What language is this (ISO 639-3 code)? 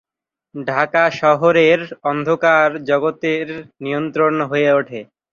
ben